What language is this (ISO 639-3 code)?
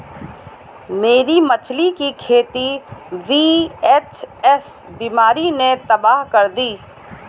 hin